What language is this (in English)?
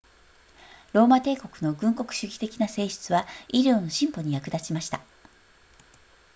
Japanese